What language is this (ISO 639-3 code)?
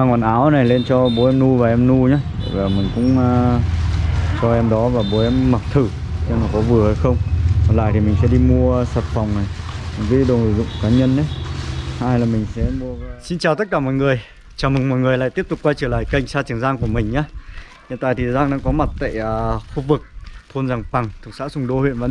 vie